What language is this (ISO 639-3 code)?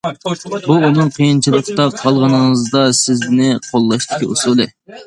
uig